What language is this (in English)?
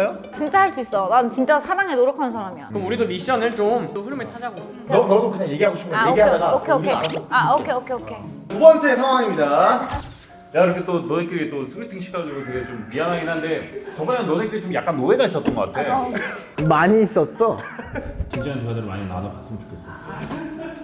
Korean